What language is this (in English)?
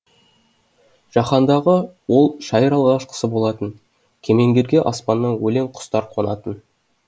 Kazakh